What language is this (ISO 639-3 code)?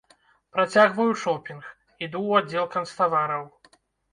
bel